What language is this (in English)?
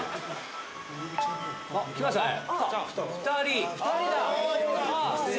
Japanese